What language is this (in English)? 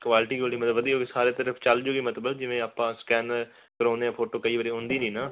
Punjabi